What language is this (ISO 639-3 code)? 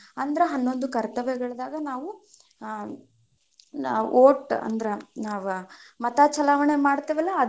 kan